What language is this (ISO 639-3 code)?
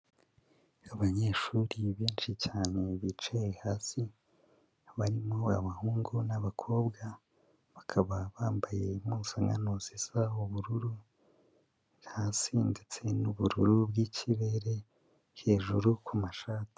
kin